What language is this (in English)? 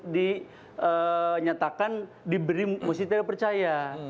Indonesian